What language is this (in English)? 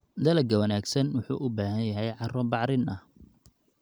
Somali